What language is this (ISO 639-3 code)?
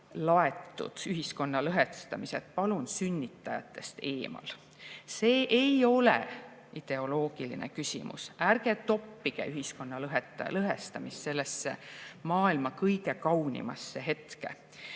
est